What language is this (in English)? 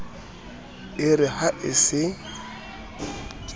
Southern Sotho